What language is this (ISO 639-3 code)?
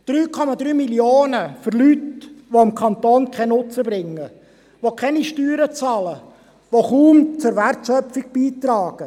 gsw